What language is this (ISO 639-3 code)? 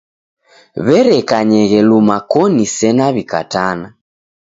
dav